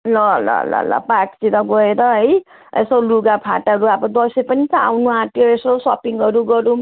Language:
Nepali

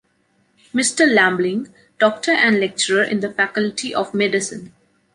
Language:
English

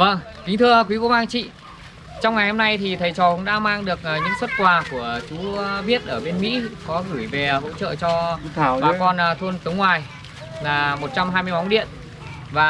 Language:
Vietnamese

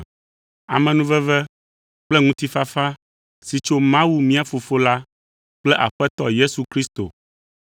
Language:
Ewe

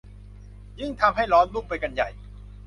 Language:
Thai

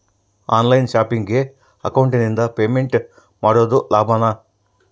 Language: Kannada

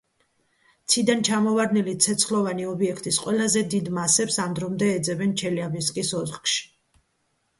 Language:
Georgian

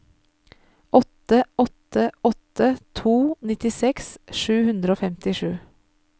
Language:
Norwegian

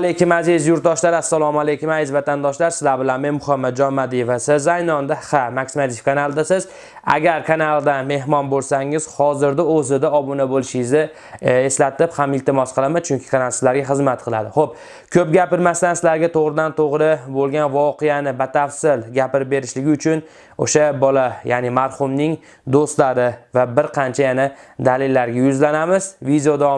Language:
Uzbek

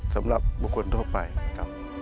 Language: Thai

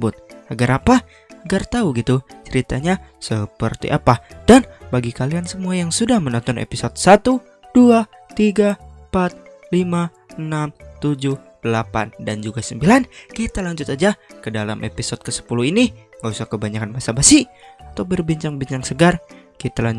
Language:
Indonesian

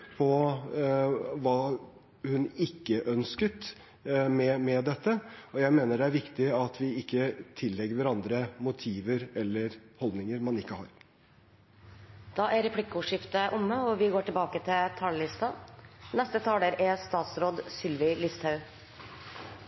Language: Norwegian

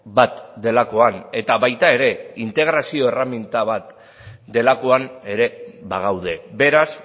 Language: Basque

